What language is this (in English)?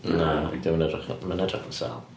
Welsh